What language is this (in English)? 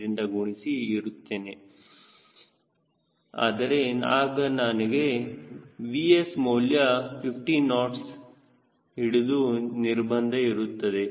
Kannada